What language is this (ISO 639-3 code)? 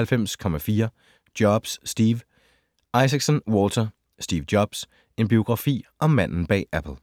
dan